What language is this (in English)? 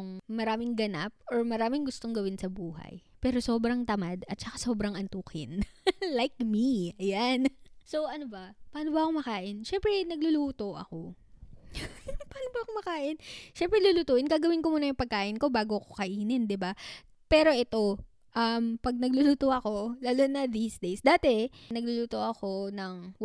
Filipino